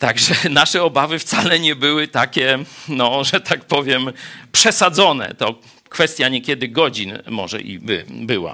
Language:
Polish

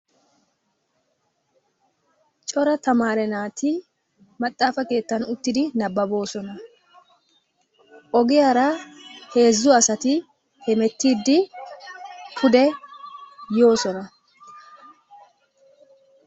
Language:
Wolaytta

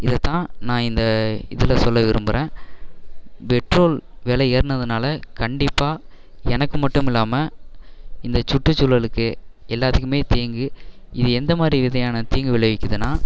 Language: Tamil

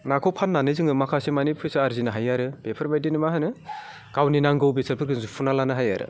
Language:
Bodo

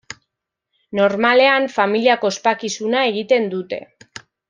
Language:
Basque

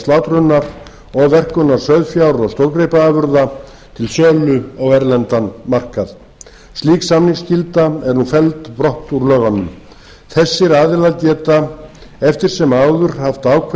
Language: Icelandic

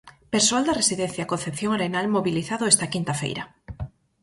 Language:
Galician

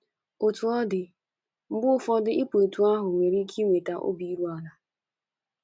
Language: Igbo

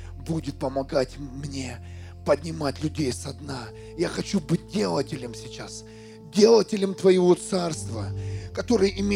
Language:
Russian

